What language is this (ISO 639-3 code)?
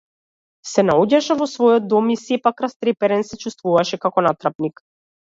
mkd